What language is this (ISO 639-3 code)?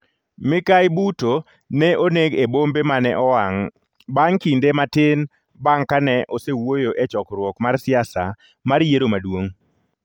luo